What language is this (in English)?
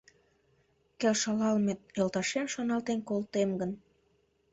Mari